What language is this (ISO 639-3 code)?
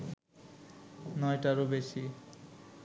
ben